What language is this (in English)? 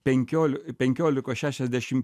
Lithuanian